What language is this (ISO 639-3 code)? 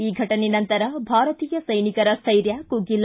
kan